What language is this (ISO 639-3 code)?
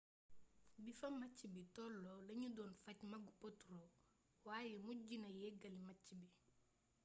wol